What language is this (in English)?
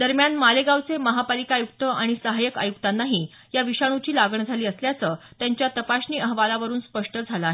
Marathi